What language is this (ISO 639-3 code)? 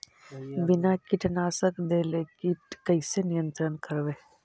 mag